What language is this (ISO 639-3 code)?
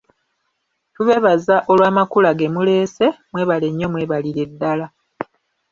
lug